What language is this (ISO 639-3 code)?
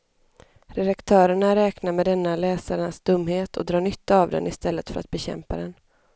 swe